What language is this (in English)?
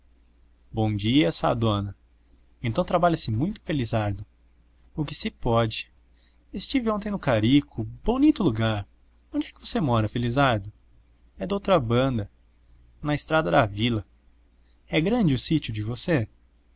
Portuguese